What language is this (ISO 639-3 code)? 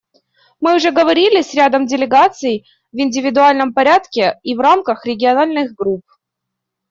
rus